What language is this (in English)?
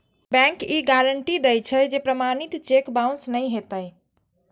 Maithili